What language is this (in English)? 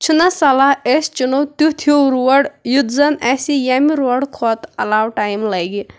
Kashmiri